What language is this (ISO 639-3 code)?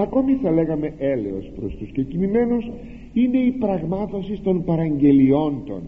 ell